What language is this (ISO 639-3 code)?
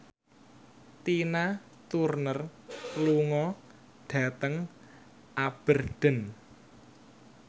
jav